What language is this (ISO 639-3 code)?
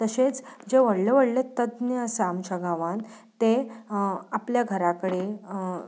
kok